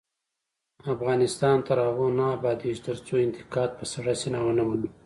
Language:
Pashto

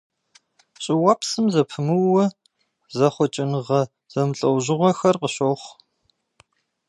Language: Kabardian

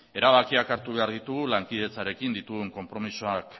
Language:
Basque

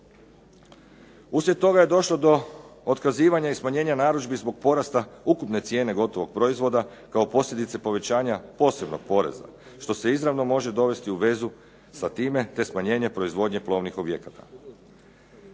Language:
Croatian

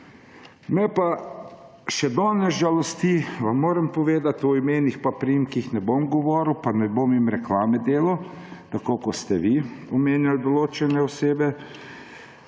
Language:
Slovenian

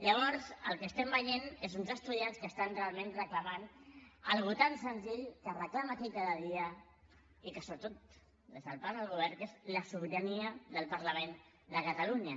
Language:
Catalan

